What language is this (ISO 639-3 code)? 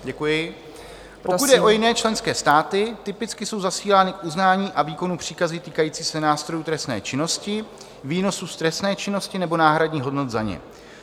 ces